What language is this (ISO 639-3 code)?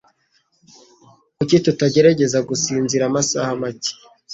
kin